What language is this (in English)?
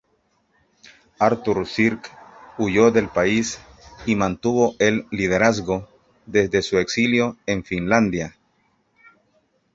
Spanish